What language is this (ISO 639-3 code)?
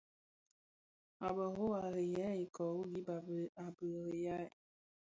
ksf